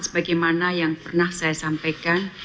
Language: Indonesian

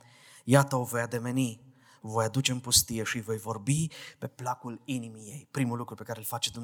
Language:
Romanian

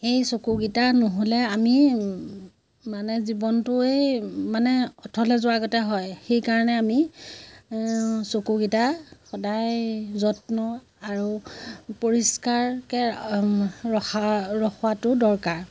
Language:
Assamese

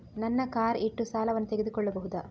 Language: Kannada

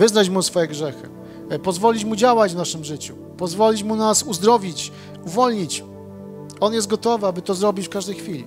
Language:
Polish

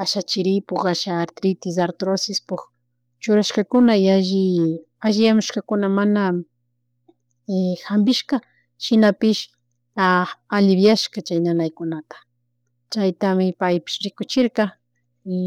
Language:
Chimborazo Highland Quichua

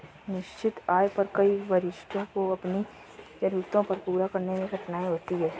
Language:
Hindi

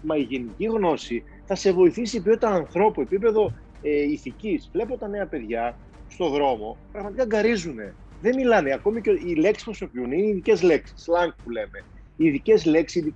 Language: Greek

